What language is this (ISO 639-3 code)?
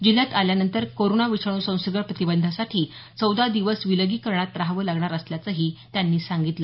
mar